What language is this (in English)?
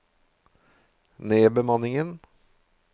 Norwegian